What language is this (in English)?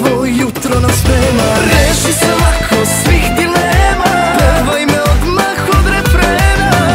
Italian